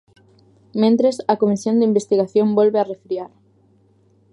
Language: Galician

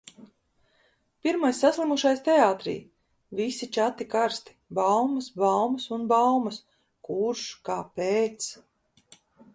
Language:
Latvian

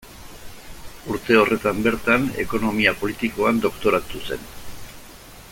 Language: Basque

